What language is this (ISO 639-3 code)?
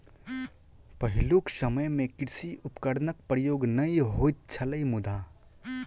mai